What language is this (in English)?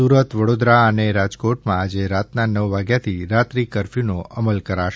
Gujarati